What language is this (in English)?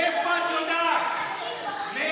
Hebrew